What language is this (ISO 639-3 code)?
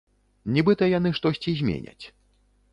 bel